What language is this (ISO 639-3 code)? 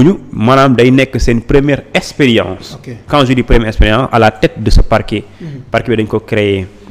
fra